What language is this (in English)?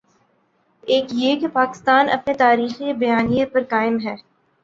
Urdu